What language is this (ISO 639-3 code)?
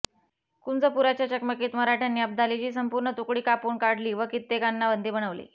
mar